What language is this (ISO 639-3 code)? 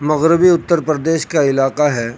urd